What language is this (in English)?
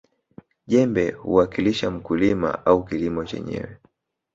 Swahili